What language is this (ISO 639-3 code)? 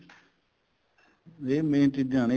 pan